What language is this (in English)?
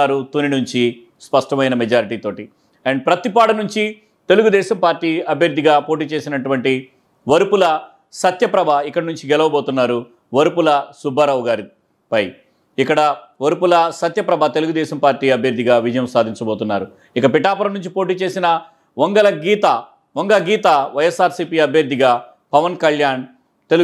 Telugu